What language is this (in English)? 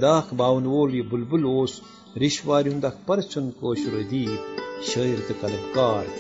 Urdu